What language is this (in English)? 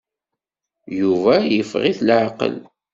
Kabyle